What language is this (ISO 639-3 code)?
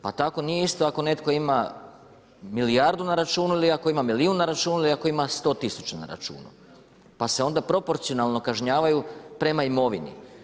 hrv